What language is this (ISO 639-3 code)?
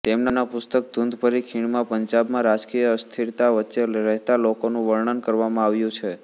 guj